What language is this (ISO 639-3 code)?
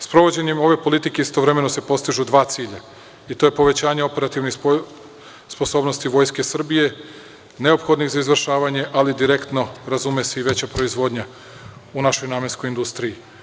srp